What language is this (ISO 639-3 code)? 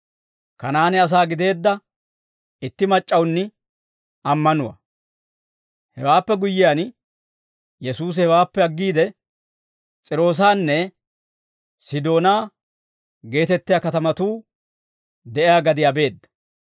dwr